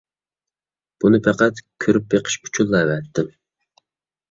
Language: Uyghur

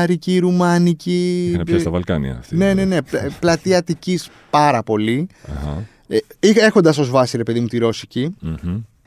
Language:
Greek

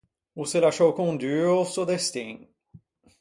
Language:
Ligurian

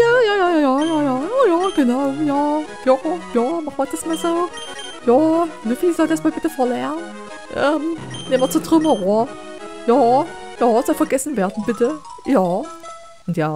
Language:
German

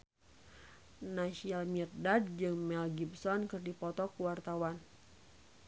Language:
Sundanese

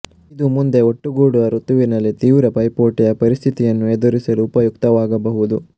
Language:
Kannada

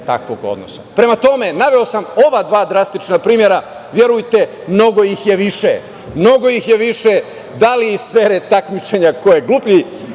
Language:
Serbian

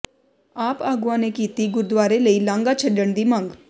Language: Punjabi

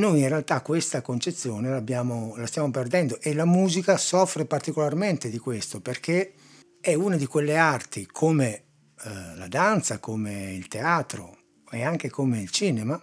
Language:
Italian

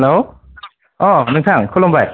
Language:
Bodo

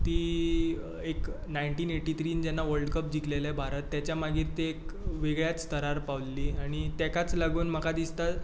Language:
Konkani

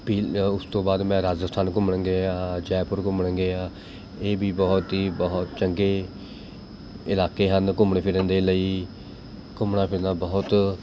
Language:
Punjabi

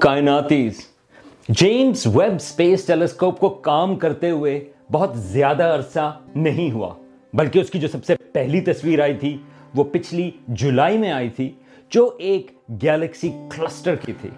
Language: Urdu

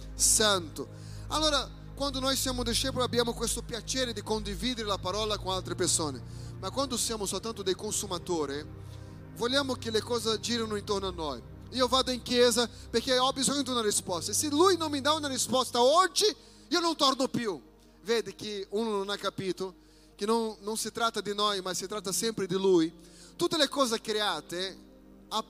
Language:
Italian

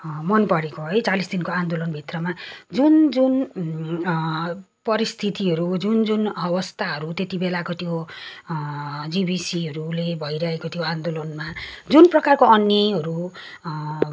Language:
Nepali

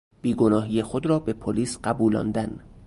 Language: Persian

